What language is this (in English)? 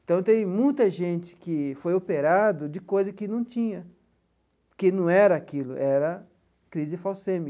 Portuguese